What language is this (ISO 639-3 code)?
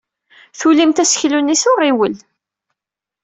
kab